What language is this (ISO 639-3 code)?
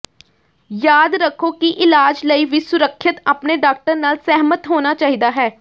pan